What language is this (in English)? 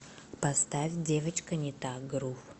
Russian